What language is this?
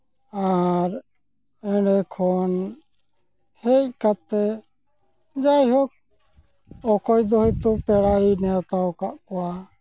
Santali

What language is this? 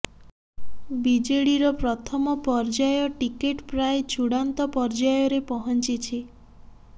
Odia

